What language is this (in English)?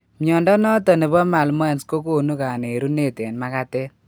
Kalenjin